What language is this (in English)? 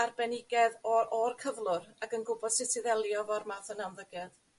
Welsh